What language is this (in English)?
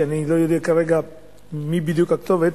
Hebrew